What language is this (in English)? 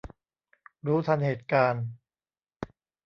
Thai